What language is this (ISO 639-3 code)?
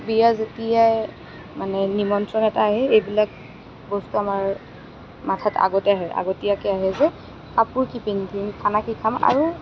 asm